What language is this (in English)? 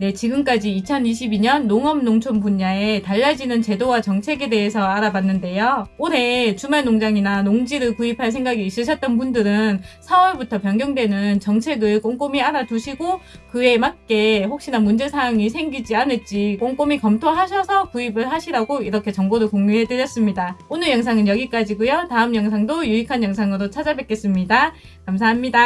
Korean